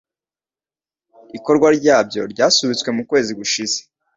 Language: Kinyarwanda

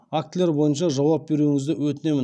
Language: Kazakh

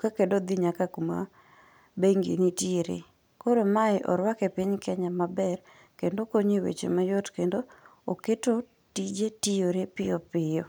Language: Luo (Kenya and Tanzania)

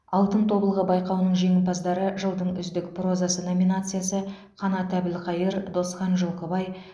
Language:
Kazakh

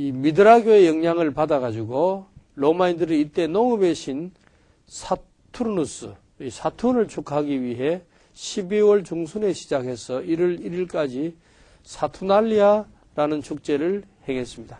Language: Korean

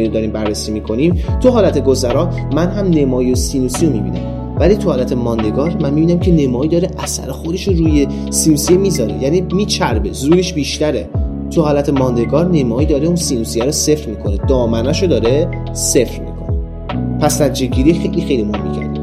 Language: Persian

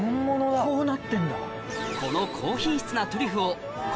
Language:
Japanese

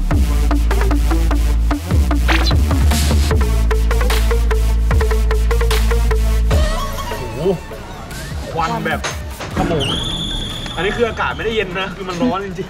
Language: Thai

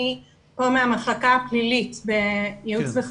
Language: Hebrew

